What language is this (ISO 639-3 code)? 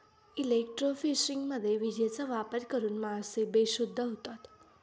mar